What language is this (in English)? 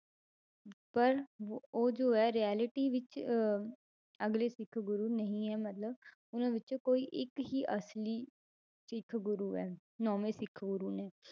Punjabi